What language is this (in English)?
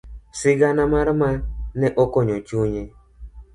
Luo (Kenya and Tanzania)